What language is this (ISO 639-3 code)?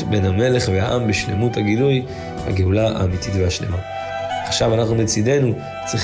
heb